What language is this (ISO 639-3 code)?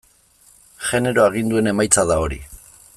eus